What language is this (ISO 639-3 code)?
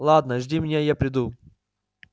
rus